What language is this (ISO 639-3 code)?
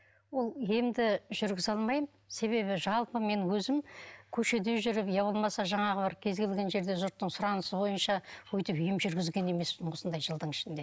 kaz